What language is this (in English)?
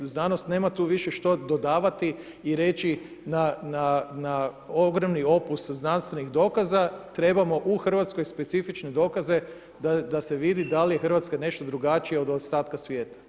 Croatian